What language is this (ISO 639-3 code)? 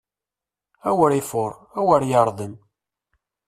kab